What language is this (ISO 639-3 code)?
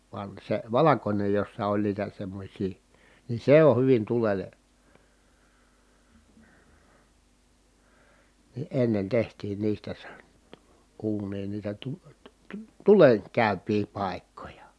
fin